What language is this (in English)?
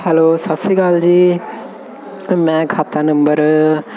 Punjabi